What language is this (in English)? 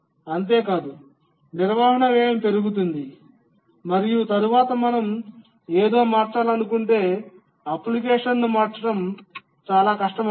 Telugu